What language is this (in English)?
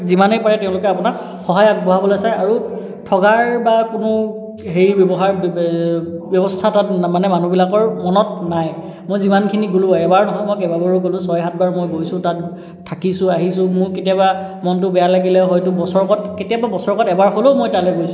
Assamese